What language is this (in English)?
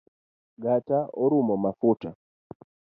Luo (Kenya and Tanzania)